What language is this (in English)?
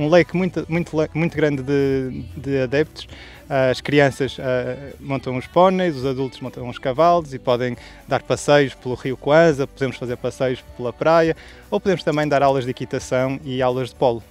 Portuguese